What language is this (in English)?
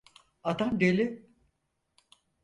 Turkish